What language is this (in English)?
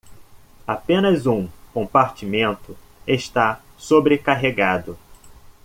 Portuguese